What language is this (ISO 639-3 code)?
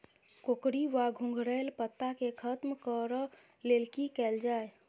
mai